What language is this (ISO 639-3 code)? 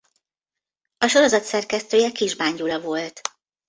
hun